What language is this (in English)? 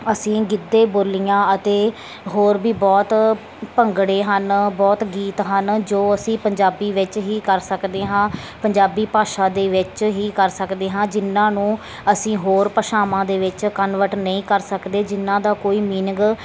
Punjabi